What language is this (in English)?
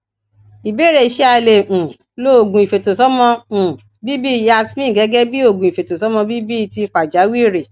Yoruba